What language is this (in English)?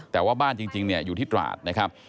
Thai